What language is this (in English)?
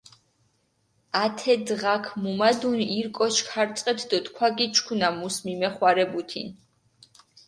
Mingrelian